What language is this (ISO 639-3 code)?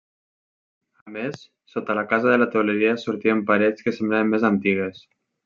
cat